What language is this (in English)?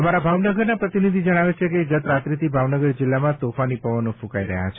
Gujarati